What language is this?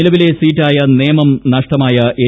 Malayalam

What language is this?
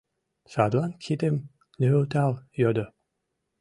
Mari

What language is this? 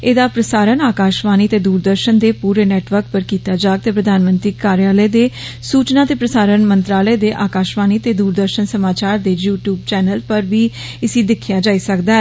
Dogri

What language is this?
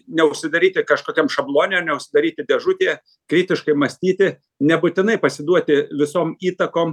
Lithuanian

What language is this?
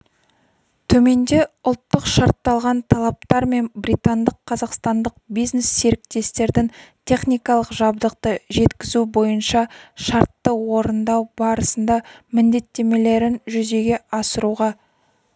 Kazakh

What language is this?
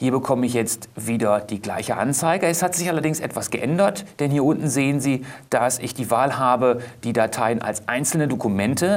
German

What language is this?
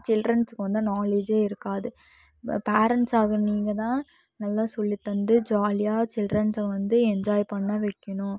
Tamil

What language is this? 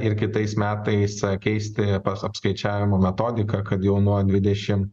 Lithuanian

